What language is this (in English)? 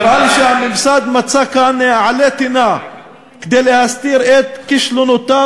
Hebrew